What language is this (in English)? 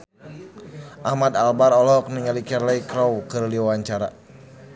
Sundanese